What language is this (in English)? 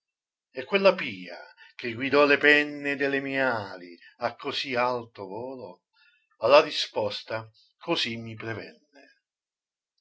Italian